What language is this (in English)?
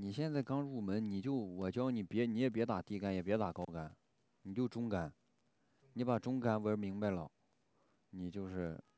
Chinese